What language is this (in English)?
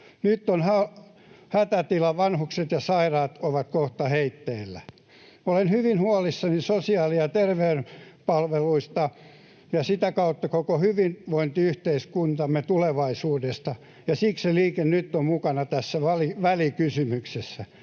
Finnish